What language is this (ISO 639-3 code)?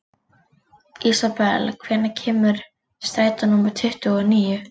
isl